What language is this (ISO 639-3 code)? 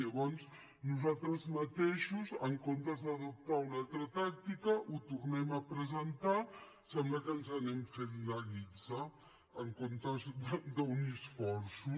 cat